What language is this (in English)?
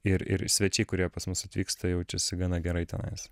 Lithuanian